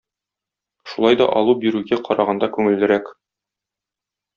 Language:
Tatar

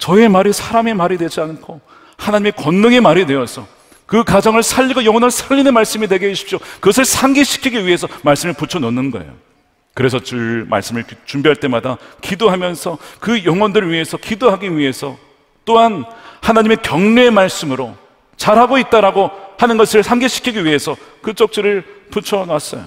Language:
Korean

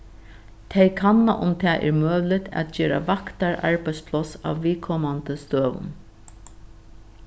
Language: Faroese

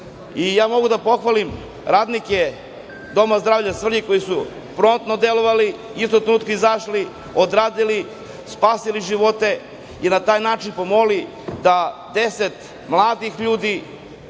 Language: Serbian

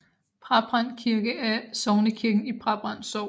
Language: Danish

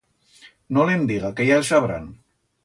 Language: Aragonese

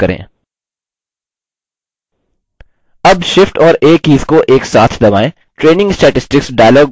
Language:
Hindi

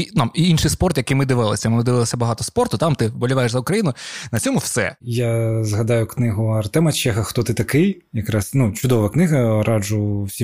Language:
Ukrainian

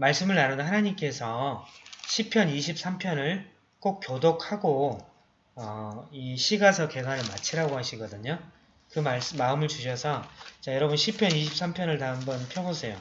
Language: Korean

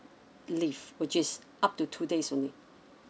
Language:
English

